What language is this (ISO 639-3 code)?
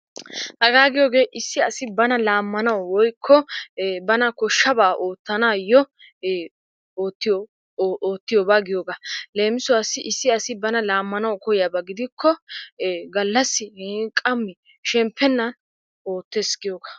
wal